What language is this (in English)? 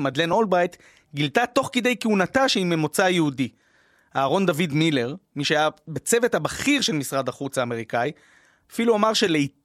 Hebrew